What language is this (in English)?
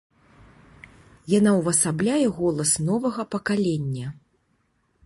Belarusian